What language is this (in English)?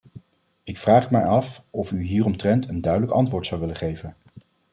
Dutch